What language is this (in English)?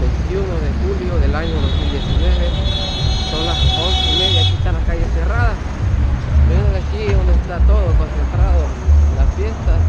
Spanish